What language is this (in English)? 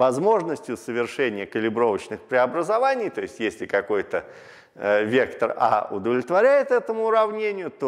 Russian